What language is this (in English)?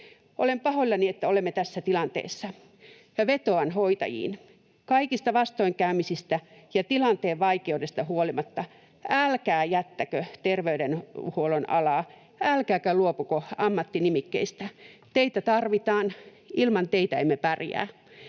Finnish